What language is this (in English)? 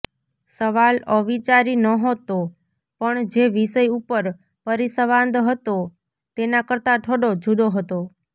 Gujarati